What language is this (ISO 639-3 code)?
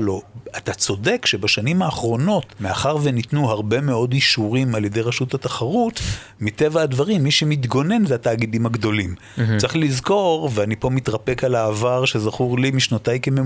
heb